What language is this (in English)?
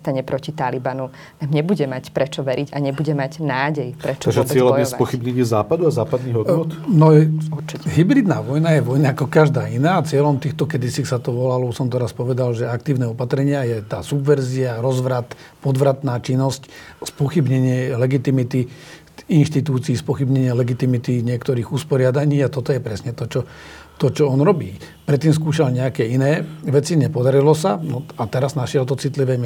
Slovak